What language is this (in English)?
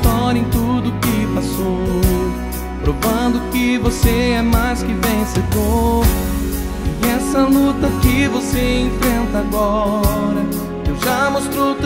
Portuguese